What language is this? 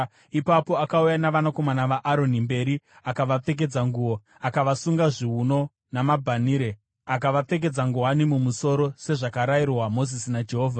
Shona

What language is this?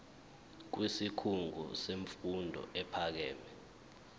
Zulu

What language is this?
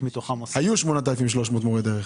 Hebrew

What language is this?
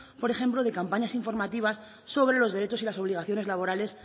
Spanish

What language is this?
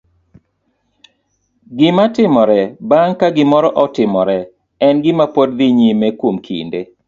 Luo (Kenya and Tanzania)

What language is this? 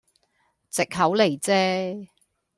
Cantonese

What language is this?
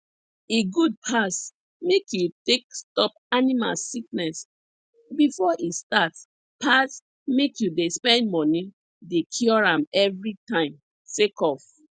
Nigerian Pidgin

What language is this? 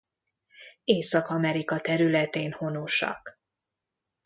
Hungarian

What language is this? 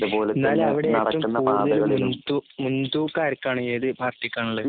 Malayalam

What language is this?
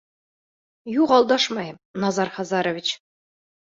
Bashkir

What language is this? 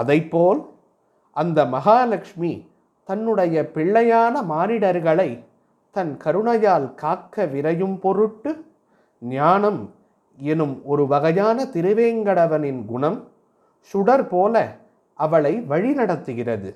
Tamil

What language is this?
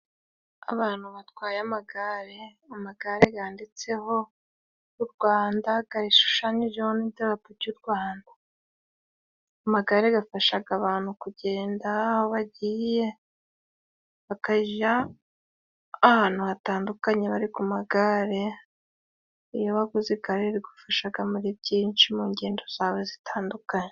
Kinyarwanda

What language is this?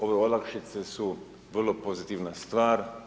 Croatian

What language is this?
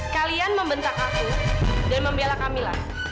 Indonesian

